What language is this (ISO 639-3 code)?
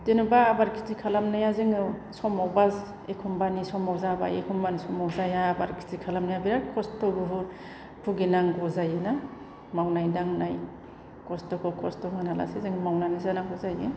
brx